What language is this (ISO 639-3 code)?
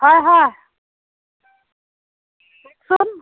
asm